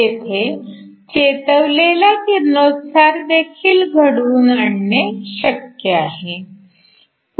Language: Marathi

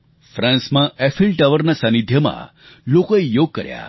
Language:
Gujarati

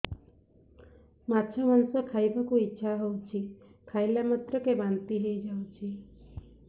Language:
Odia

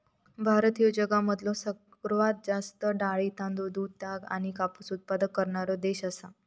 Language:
Marathi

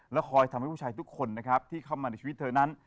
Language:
Thai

